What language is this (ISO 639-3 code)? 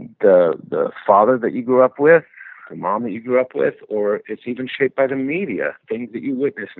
eng